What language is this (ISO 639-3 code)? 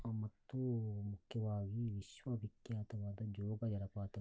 kan